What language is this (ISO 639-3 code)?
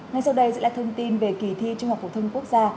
vie